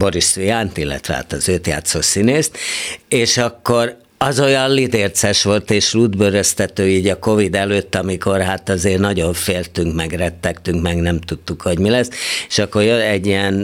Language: Hungarian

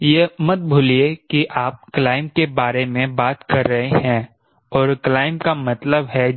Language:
Hindi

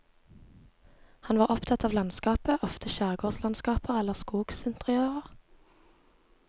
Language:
Norwegian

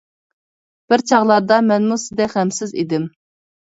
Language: Uyghur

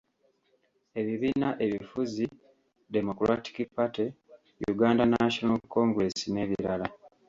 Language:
Ganda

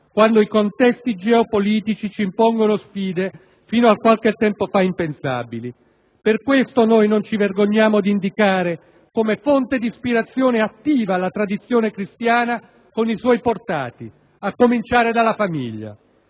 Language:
Italian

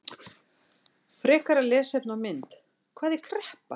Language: Icelandic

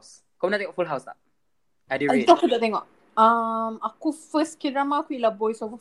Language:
Malay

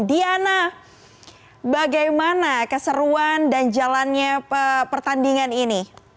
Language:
Indonesian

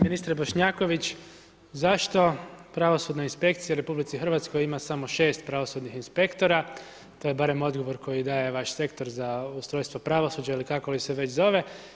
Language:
Croatian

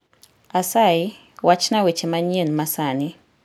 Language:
Luo (Kenya and Tanzania)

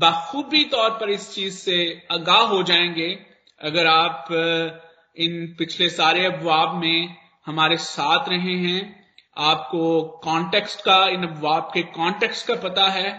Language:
Hindi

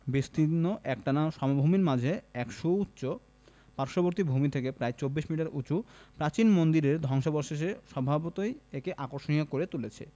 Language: Bangla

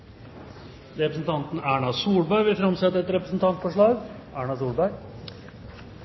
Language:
Norwegian Nynorsk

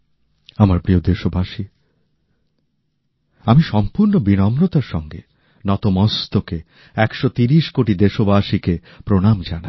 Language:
Bangla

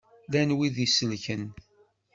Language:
Kabyle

